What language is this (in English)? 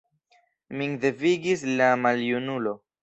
Esperanto